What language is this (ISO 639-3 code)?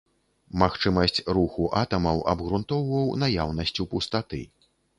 bel